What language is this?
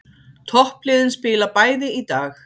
Icelandic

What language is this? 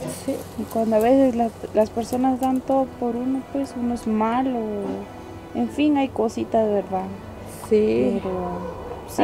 Spanish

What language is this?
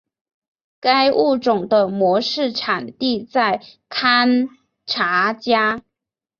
Chinese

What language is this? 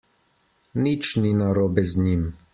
Slovenian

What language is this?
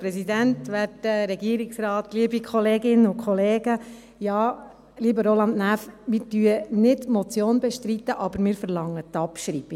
Swiss German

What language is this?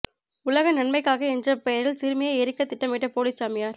Tamil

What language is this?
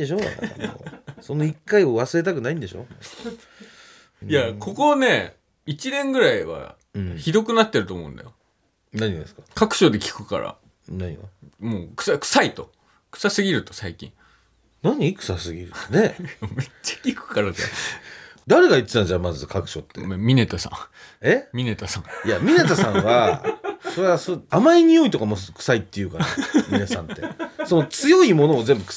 Japanese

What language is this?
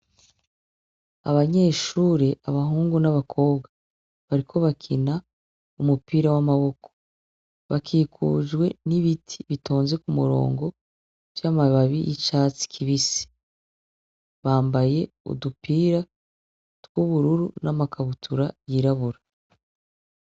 Rundi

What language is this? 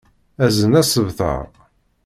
Kabyle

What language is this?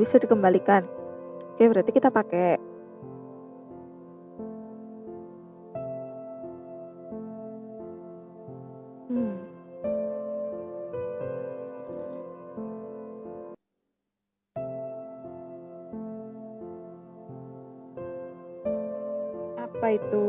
Indonesian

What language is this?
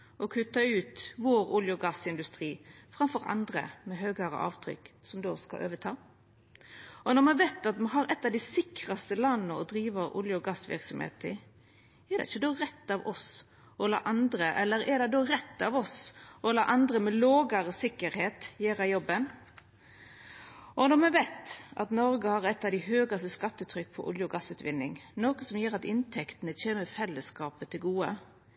Norwegian Nynorsk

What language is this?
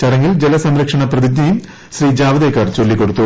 Malayalam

